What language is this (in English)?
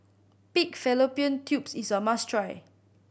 English